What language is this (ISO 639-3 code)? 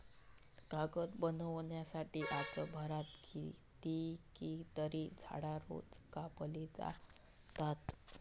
mar